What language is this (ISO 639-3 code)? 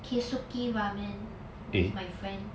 eng